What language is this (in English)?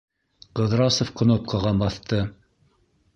Bashkir